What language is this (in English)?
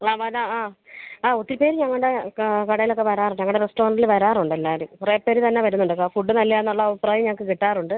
Malayalam